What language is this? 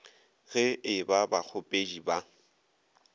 Northern Sotho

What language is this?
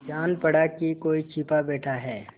Hindi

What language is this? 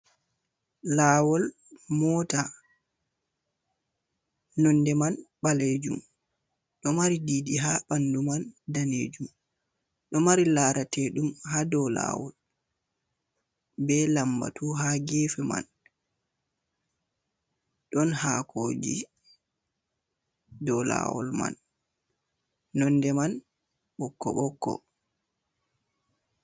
Fula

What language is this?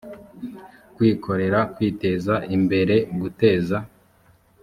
Kinyarwanda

